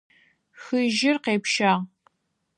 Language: Adyghe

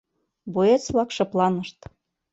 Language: Mari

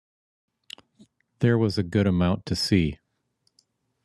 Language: English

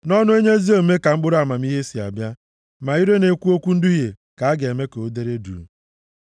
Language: Igbo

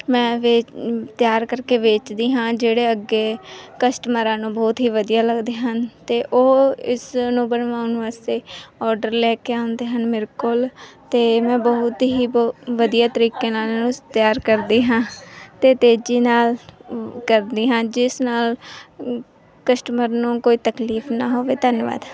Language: Punjabi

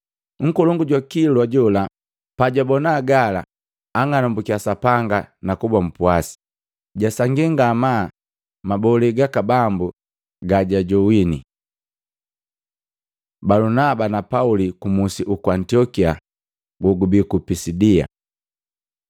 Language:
Matengo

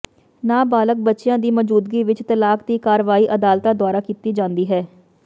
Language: Punjabi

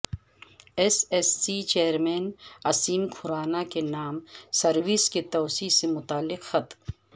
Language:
Urdu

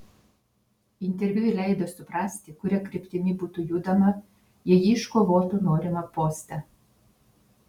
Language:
Lithuanian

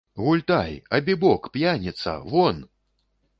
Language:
Belarusian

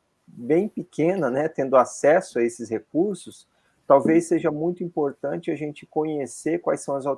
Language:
Portuguese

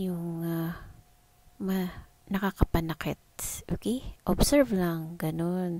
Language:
Filipino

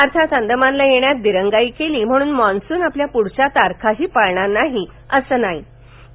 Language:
Marathi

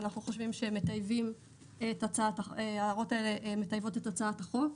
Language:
Hebrew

